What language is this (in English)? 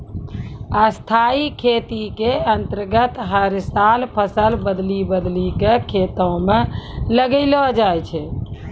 Maithili